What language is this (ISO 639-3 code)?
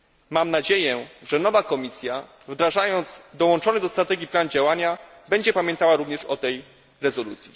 pol